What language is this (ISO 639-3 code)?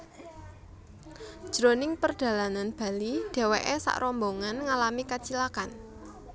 jav